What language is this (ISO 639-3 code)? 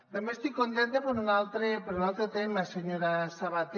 cat